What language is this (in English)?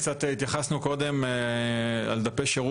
Hebrew